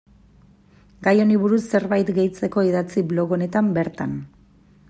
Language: Basque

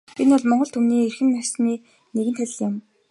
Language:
Mongolian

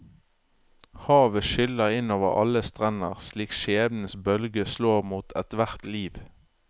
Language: Norwegian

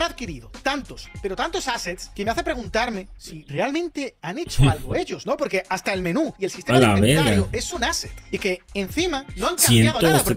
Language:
Spanish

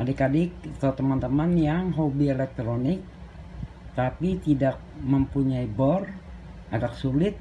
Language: Indonesian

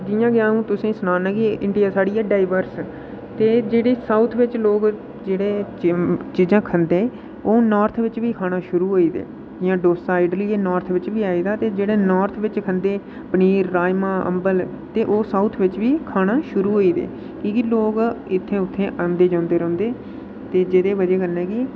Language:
Dogri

